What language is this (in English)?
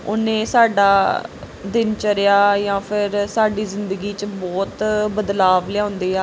Punjabi